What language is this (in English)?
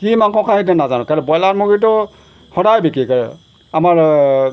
Assamese